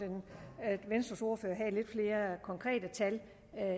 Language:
Danish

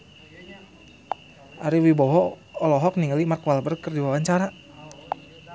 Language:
Sundanese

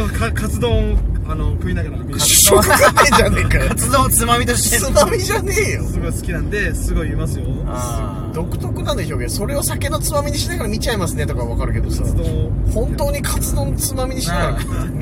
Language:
Japanese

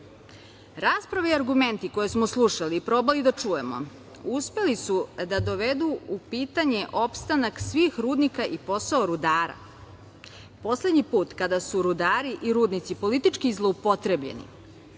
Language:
Serbian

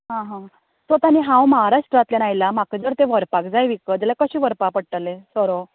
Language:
Konkani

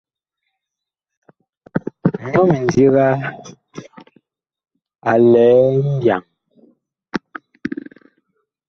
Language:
Bakoko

